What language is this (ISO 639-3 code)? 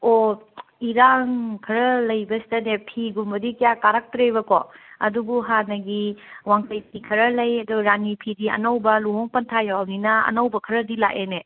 mni